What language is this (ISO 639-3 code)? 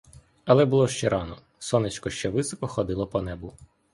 ukr